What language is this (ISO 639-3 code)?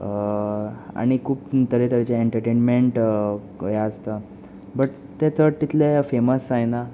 kok